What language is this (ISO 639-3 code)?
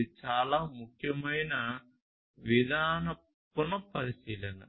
tel